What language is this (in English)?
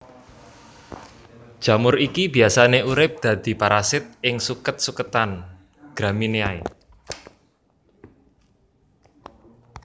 Javanese